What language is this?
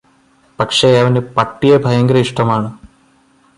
Malayalam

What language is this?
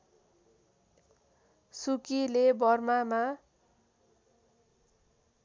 Nepali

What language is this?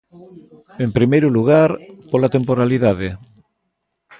Galician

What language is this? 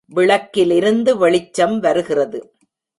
Tamil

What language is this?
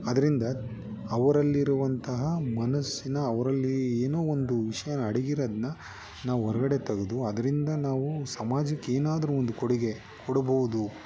Kannada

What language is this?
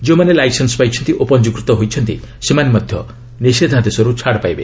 Odia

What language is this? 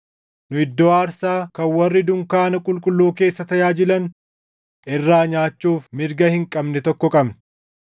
Oromo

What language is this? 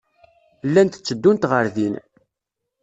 Kabyle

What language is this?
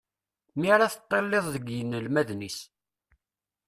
Kabyle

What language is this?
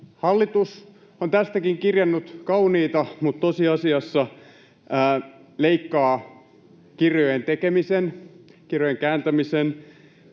Finnish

